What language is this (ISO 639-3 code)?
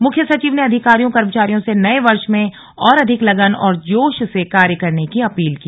hin